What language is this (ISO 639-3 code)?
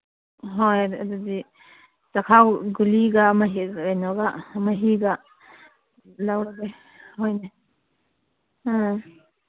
mni